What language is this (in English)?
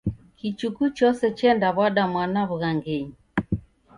Taita